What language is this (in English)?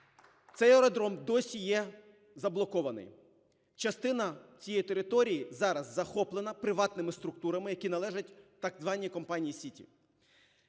Ukrainian